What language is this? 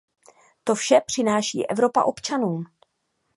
Czech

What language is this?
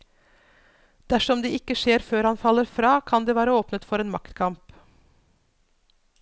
Norwegian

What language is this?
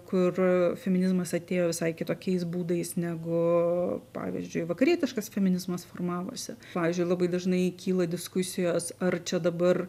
Lithuanian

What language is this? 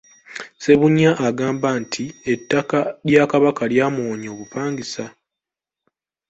Ganda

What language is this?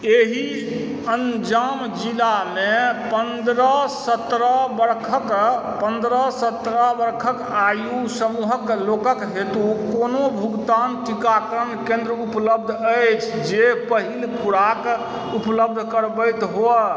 Maithili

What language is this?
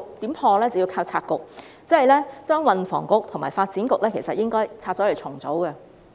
Cantonese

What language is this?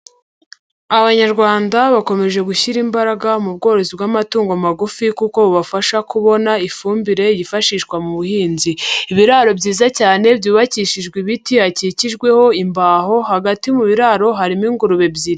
Kinyarwanda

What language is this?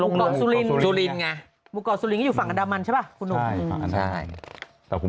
Thai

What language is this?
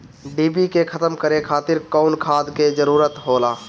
Bhojpuri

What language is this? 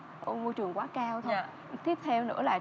Vietnamese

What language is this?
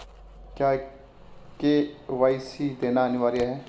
Hindi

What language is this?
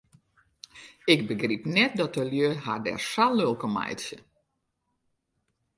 Western Frisian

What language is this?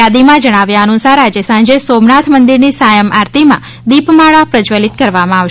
Gujarati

